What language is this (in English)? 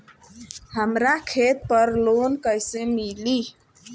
Bhojpuri